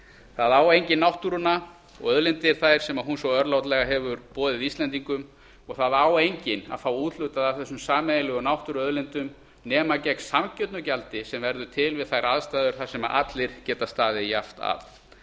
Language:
Icelandic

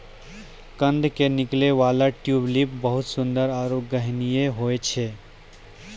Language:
Maithili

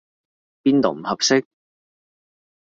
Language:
Cantonese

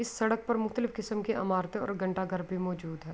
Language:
Urdu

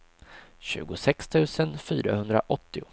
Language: Swedish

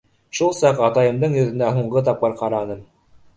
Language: Bashkir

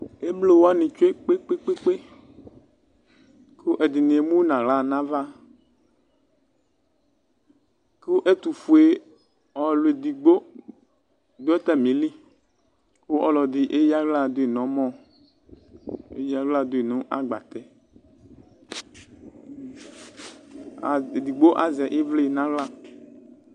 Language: Ikposo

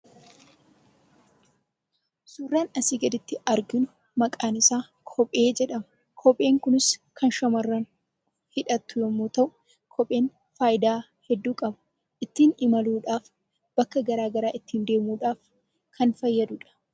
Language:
Oromo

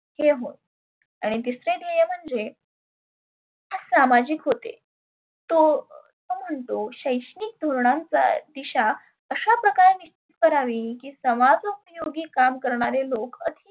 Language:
Marathi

